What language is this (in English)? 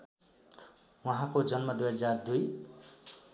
Nepali